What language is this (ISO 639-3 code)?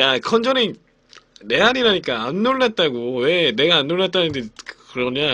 kor